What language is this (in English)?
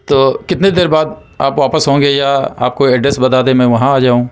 Urdu